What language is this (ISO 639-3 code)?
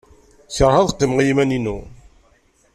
kab